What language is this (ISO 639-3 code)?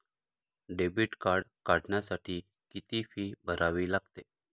mar